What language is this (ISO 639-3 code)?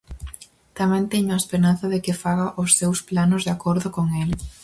glg